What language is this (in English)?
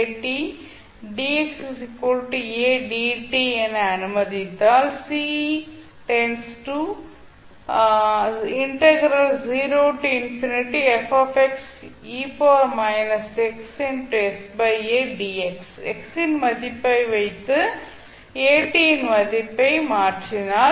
Tamil